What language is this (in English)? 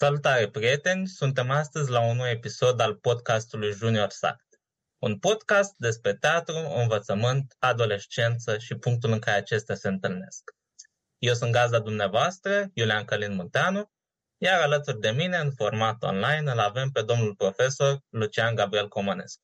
Romanian